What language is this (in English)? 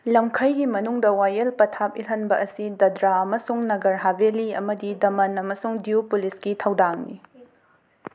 Manipuri